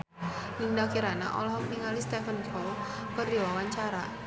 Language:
Sundanese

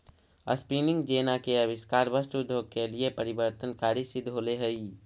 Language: Magahi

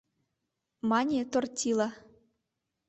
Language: Mari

